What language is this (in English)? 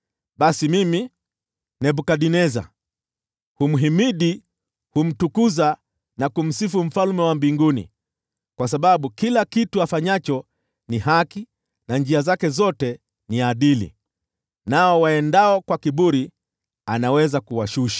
Swahili